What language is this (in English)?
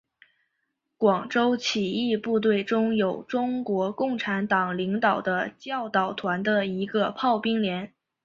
Chinese